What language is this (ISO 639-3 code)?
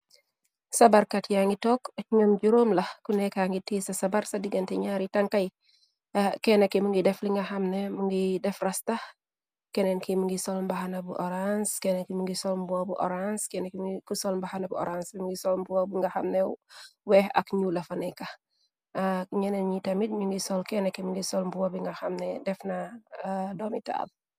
wol